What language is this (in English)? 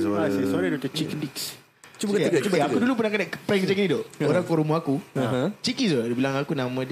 Malay